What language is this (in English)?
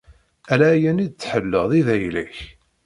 Kabyle